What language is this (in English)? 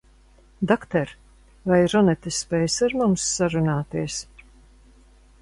Latvian